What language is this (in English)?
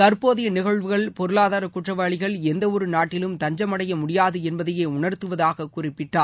Tamil